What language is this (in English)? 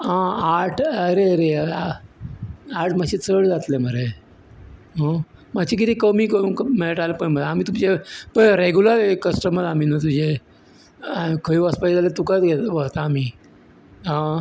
Konkani